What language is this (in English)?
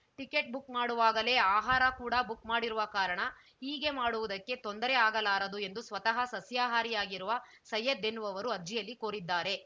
Kannada